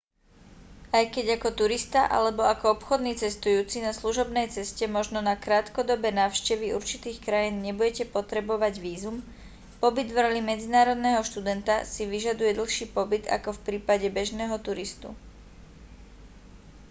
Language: Slovak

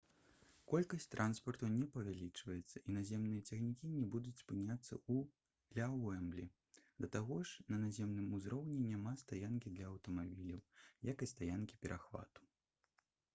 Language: Belarusian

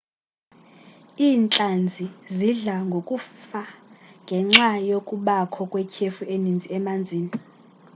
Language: Xhosa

